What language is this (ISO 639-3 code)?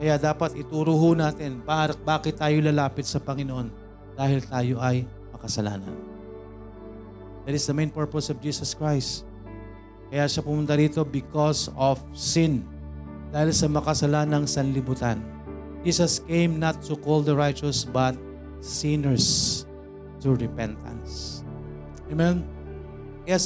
fil